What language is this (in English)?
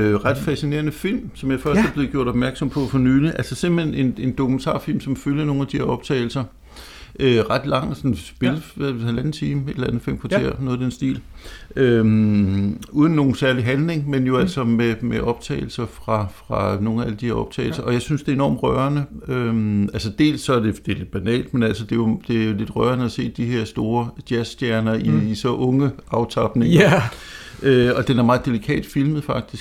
Danish